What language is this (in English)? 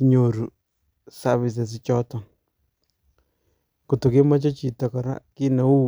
Kalenjin